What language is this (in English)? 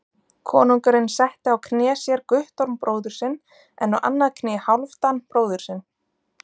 Icelandic